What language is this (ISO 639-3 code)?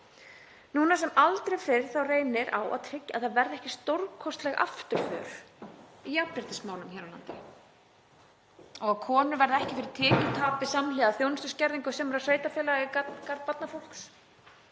isl